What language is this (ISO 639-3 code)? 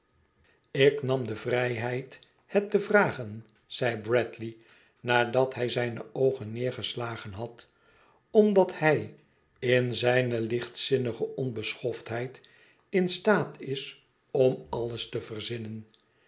nld